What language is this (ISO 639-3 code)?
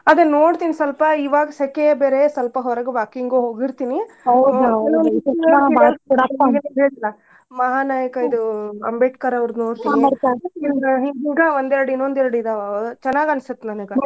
kan